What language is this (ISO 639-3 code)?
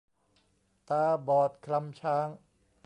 tha